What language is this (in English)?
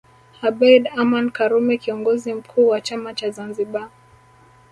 Swahili